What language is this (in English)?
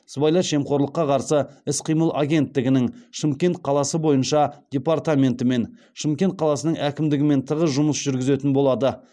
Kazakh